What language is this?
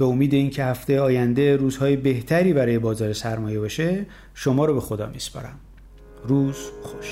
Persian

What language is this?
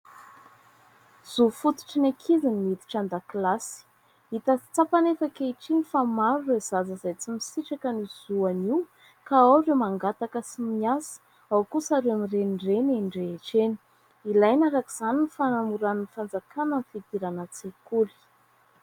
Malagasy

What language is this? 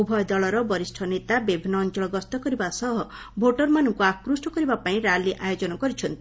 Odia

